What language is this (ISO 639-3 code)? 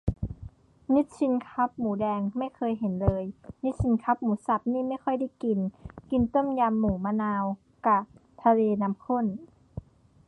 tha